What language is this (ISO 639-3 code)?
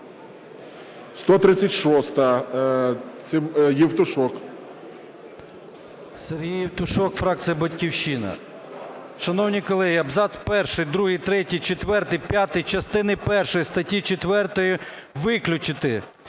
ukr